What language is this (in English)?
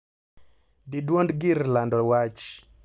Luo (Kenya and Tanzania)